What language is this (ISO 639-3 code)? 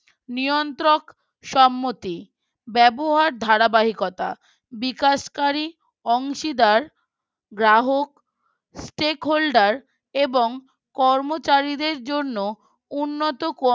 ben